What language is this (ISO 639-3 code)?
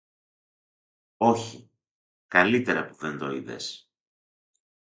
ell